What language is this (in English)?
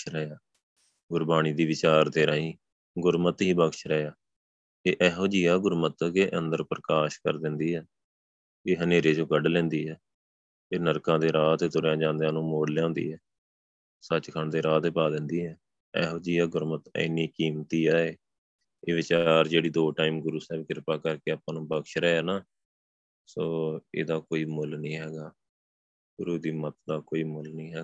Punjabi